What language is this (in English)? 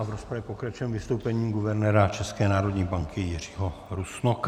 Czech